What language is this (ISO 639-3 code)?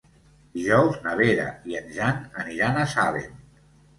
cat